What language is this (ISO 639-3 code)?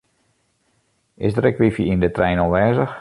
fry